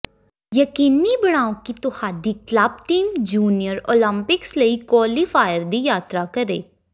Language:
Punjabi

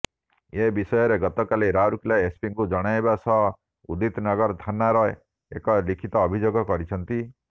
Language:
Odia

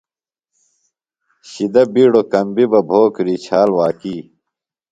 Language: Phalura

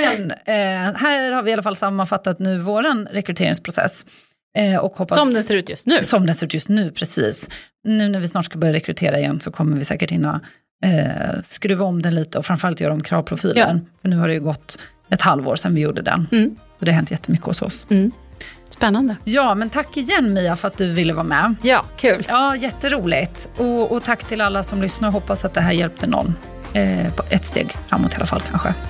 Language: Swedish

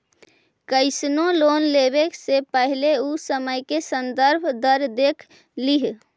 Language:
Magahi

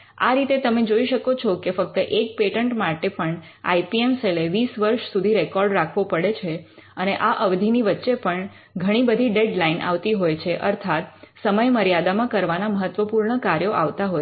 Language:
Gujarati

